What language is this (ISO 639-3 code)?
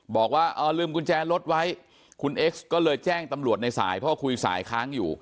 tha